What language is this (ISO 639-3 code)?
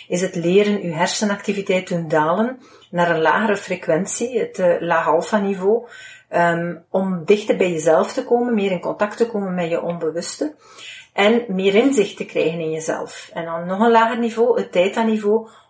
nld